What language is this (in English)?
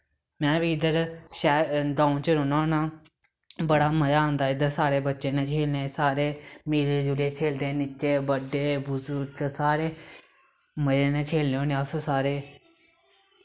Dogri